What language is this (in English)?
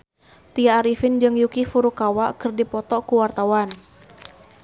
Sundanese